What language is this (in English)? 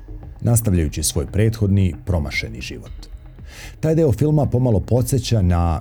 Croatian